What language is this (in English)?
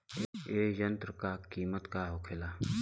Bhojpuri